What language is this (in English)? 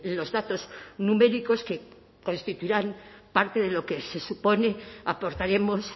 Spanish